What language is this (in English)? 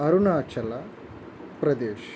Telugu